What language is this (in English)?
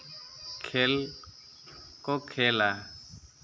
Santali